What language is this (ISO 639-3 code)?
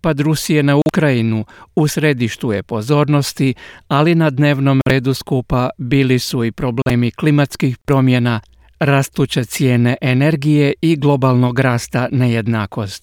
hrv